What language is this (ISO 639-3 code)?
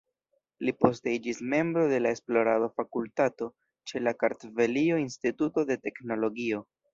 epo